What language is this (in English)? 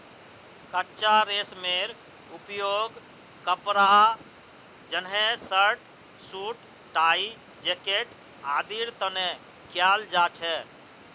Magahi